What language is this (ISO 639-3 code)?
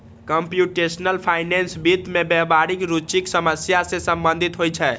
mai